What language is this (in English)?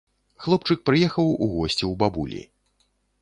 Belarusian